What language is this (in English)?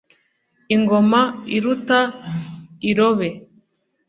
Kinyarwanda